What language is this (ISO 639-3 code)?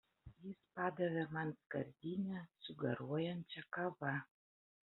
lit